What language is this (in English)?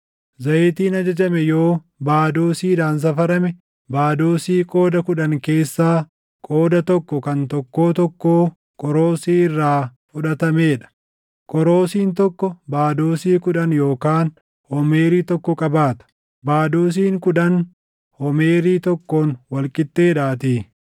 Oromo